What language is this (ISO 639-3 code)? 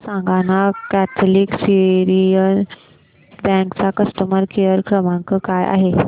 mar